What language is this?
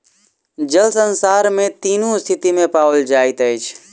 Maithili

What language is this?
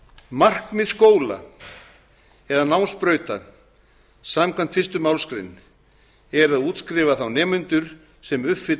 Icelandic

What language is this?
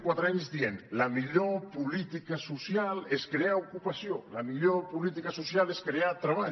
Catalan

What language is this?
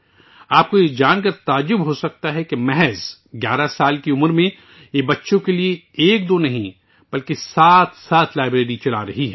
Urdu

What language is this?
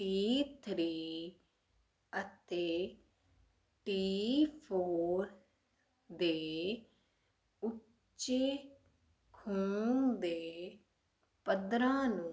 Punjabi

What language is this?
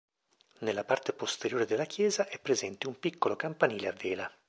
Italian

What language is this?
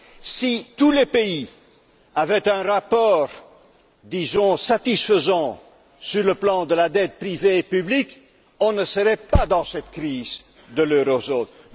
French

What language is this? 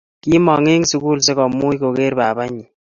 Kalenjin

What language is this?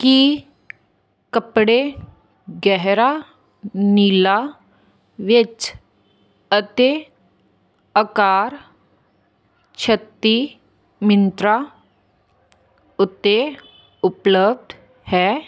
Punjabi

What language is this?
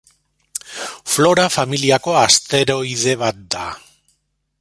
Basque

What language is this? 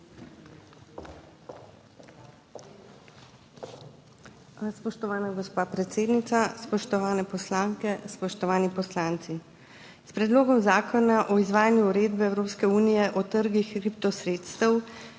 Slovenian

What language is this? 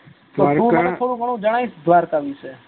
Gujarati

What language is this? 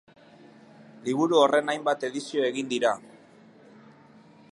Basque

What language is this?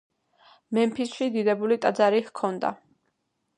Georgian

